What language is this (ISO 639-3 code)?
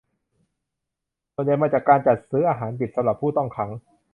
tha